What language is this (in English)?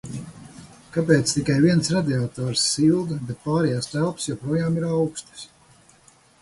Latvian